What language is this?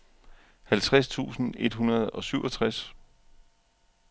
Danish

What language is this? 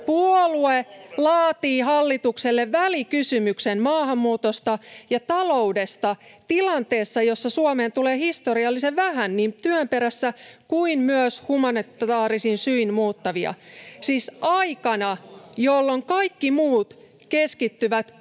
Finnish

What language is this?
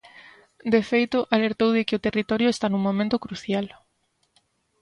Galician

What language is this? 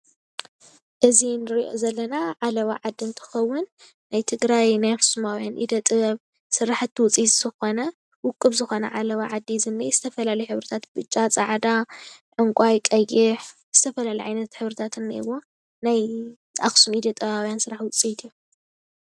Tigrinya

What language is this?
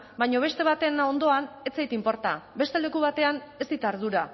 Basque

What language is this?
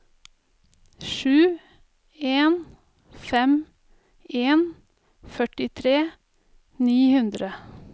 Norwegian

